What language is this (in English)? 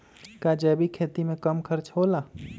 Magahi